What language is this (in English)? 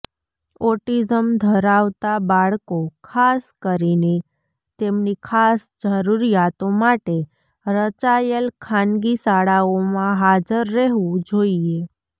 Gujarati